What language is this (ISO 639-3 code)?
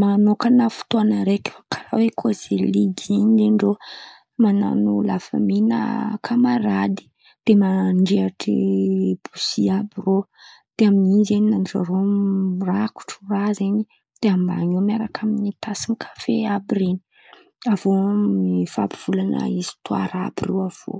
xmv